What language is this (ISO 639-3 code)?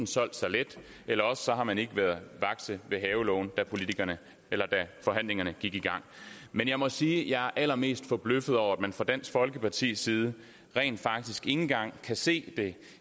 dan